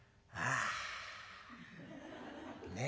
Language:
Japanese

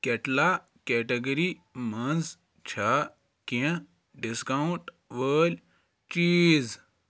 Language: Kashmiri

